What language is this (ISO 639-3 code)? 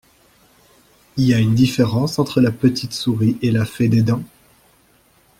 fra